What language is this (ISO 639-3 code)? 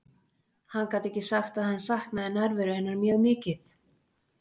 isl